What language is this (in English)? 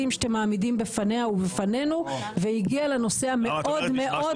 Hebrew